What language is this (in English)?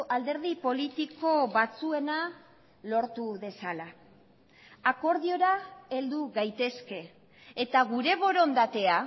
Basque